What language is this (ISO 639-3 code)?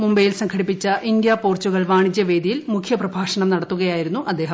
mal